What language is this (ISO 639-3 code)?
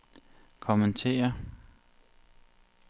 dan